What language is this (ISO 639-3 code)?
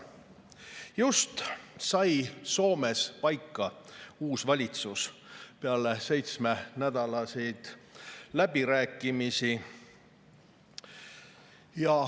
est